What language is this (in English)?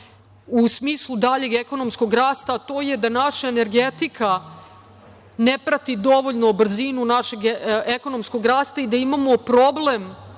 Serbian